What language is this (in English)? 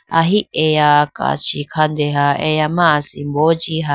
Idu-Mishmi